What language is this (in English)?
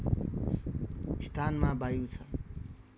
Nepali